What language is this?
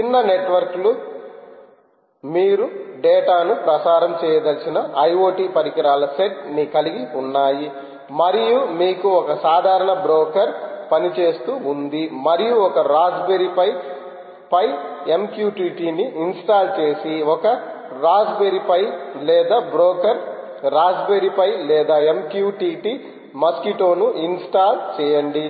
Telugu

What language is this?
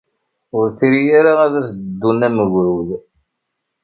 Kabyle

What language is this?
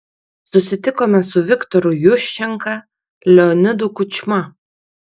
Lithuanian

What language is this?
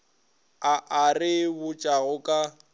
Northern Sotho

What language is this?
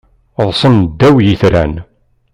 Kabyle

